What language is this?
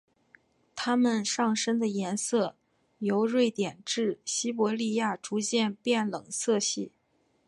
Chinese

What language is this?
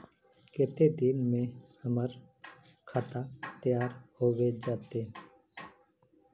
Magahi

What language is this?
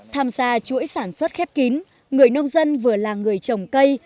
Vietnamese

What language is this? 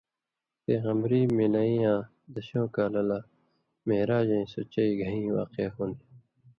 Indus Kohistani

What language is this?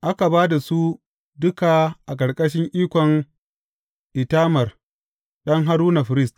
Hausa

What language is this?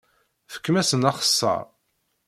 Kabyle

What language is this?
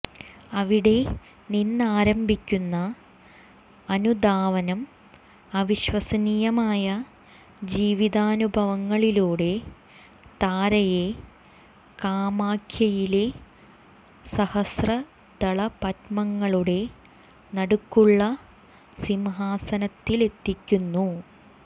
Malayalam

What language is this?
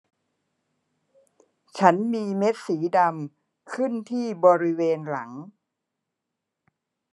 Thai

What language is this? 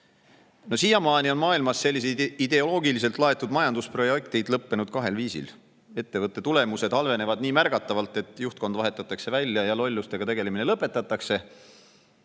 Estonian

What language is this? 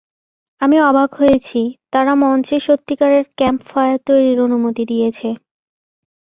Bangla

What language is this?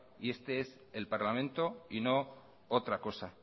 Spanish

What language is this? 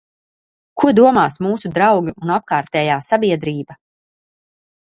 Latvian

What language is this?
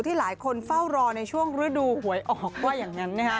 Thai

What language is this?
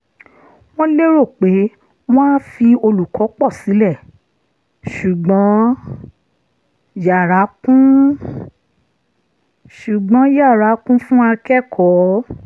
Yoruba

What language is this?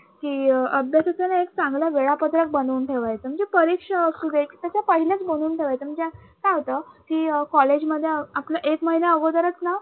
Marathi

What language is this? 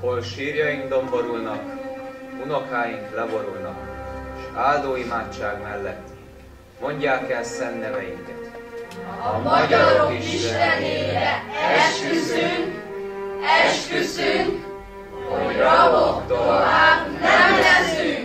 Hungarian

